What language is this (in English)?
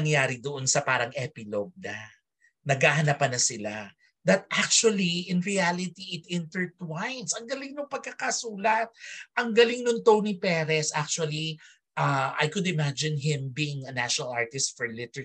Filipino